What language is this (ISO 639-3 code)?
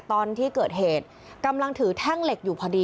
tha